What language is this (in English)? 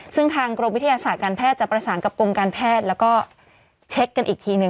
Thai